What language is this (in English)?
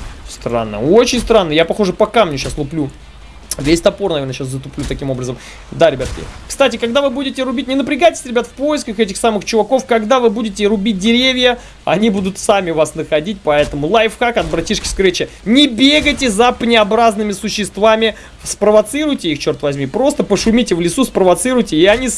Russian